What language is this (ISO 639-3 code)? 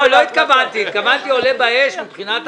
heb